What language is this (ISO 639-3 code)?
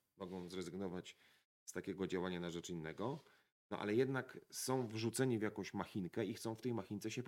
pol